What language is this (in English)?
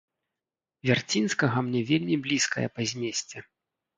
Belarusian